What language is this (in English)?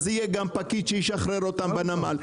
Hebrew